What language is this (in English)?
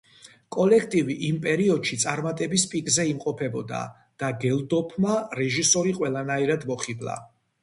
Georgian